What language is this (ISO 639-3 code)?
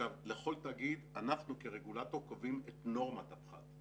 heb